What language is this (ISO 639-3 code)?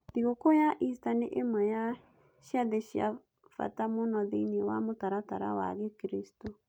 kik